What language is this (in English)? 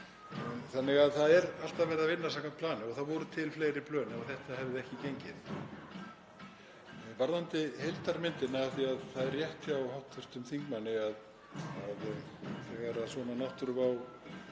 Icelandic